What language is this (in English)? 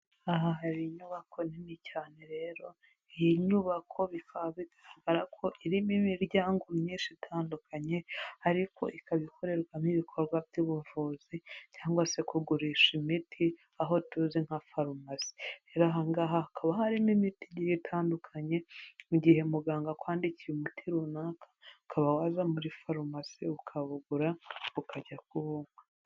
Kinyarwanda